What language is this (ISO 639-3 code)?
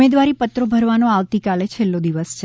guj